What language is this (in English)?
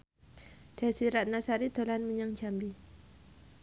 Javanese